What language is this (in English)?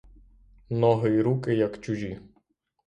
Ukrainian